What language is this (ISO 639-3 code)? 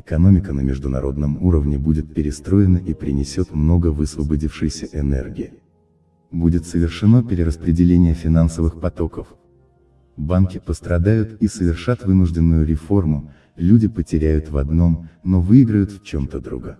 rus